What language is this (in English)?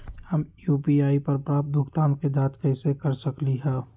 Magahi